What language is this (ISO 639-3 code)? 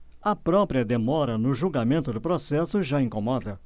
por